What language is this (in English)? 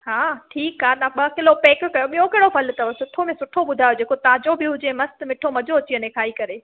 Sindhi